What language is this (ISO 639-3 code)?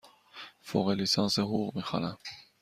fas